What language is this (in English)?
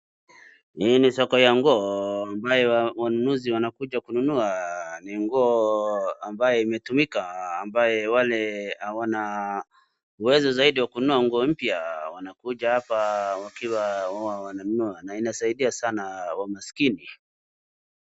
Swahili